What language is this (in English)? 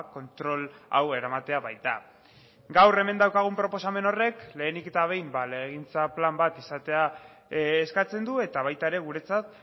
Basque